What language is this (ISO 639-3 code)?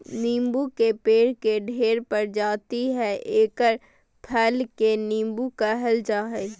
mag